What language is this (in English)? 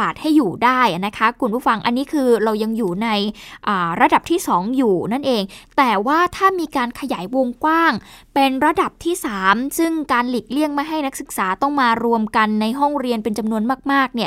Thai